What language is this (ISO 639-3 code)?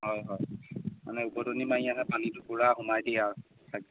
asm